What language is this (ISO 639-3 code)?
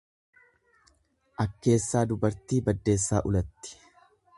orm